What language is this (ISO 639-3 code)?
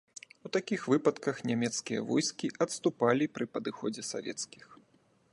bel